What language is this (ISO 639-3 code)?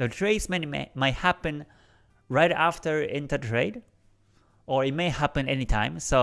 eng